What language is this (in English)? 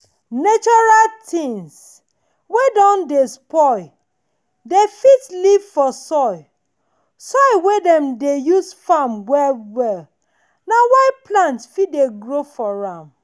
Nigerian Pidgin